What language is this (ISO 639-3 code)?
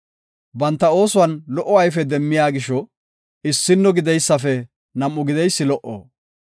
gof